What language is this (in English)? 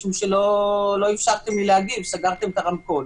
Hebrew